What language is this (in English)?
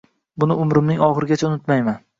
Uzbek